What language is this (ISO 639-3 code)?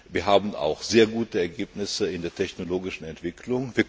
deu